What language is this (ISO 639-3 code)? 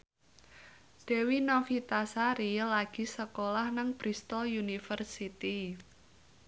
jav